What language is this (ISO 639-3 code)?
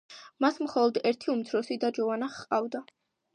kat